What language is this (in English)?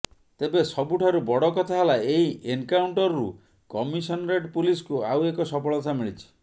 Odia